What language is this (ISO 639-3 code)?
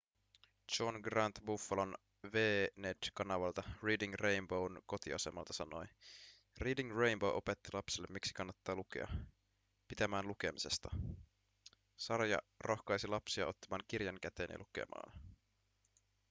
fin